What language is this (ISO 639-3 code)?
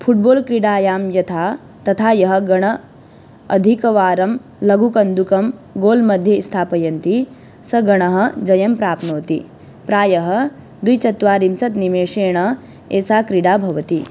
san